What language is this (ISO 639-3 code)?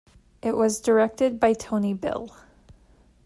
eng